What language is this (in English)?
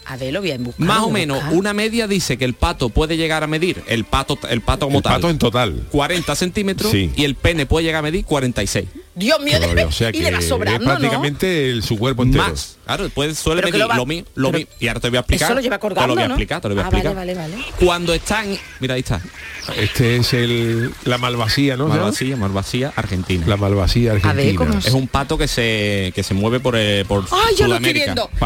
Spanish